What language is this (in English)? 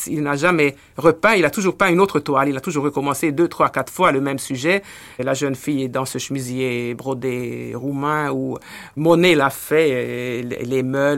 French